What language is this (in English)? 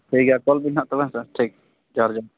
Santali